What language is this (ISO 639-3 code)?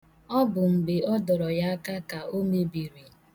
ibo